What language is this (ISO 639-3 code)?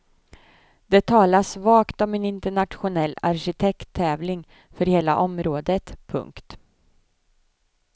swe